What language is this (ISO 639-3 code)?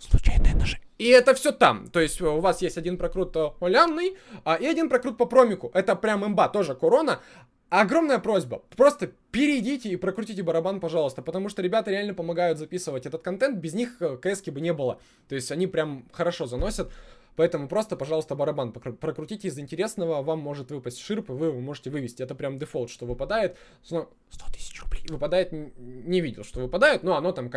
rus